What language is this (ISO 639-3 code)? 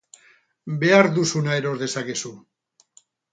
eus